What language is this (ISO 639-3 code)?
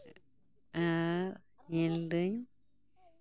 sat